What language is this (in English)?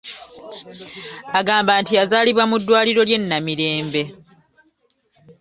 Ganda